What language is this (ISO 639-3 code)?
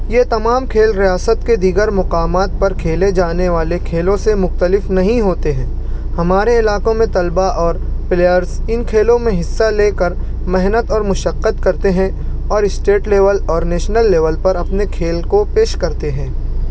urd